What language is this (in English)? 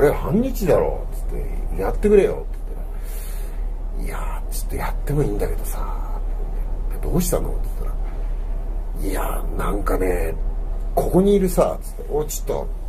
Japanese